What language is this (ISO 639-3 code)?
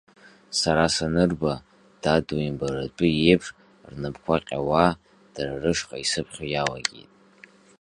abk